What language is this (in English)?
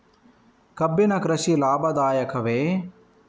Kannada